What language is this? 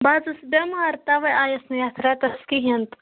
Kashmiri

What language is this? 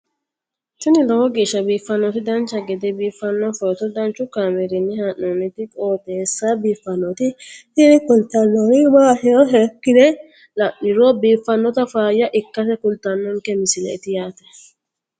Sidamo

